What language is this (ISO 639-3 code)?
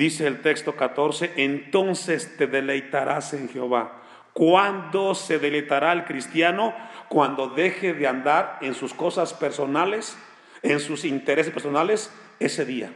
spa